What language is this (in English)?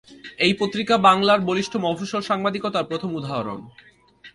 Bangla